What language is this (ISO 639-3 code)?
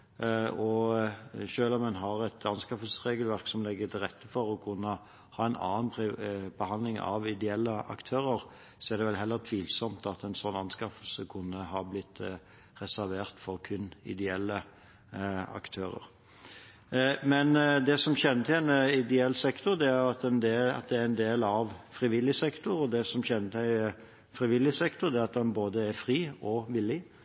nob